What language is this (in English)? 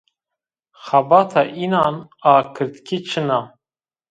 Zaza